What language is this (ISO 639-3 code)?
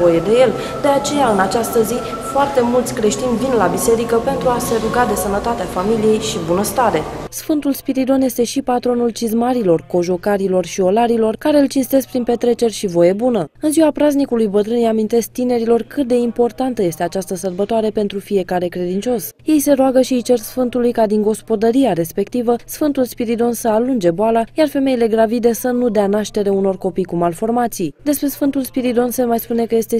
ron